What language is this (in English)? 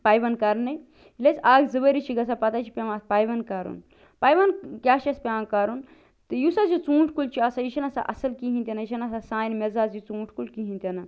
Kashmiri